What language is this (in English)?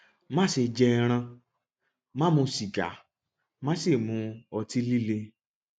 Yoruba